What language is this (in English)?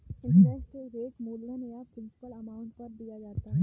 Hindi